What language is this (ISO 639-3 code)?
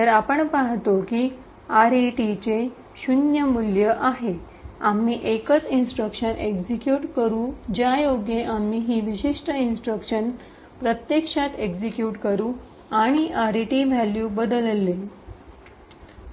mar